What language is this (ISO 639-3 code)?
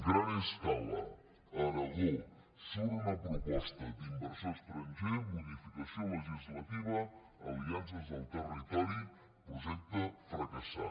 cat